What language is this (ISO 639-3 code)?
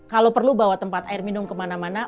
ind